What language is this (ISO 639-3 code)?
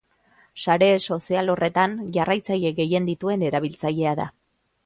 eus